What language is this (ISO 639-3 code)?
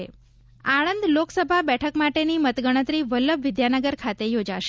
guj